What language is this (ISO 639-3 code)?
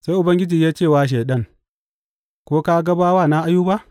hau